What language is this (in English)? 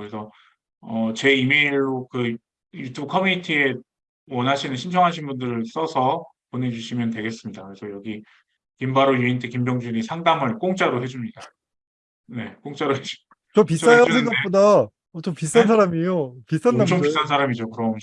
Korean